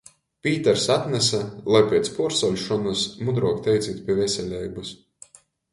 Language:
Latgalian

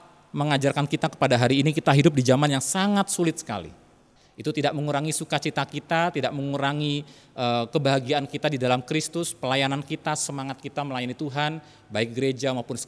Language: Indonesian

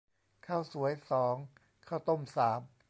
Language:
Thai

